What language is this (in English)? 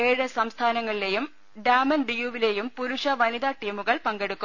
Malayalam